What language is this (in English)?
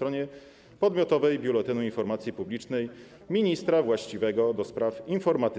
Polish